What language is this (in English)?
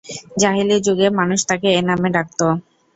Bangla